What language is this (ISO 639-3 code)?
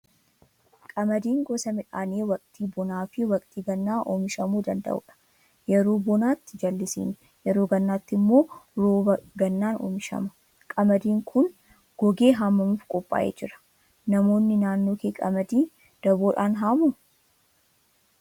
orm